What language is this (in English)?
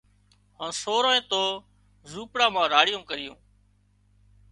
Wadiyara Koli